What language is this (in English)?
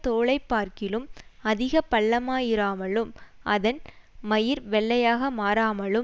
Tamil